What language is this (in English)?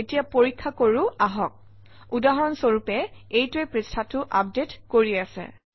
Assamese